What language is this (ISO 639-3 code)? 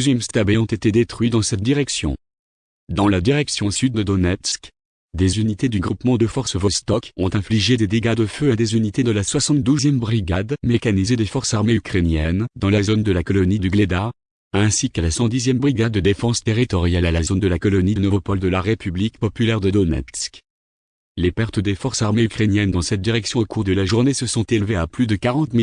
fra